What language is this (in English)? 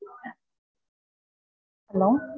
Tamil